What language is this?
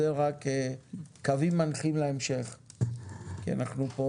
Hebrew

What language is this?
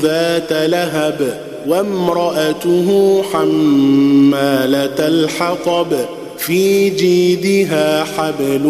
Arabic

